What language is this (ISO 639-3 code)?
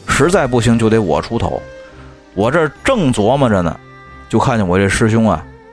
zho